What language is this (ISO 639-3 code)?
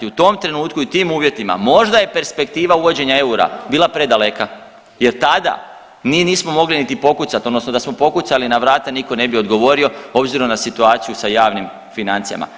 hrv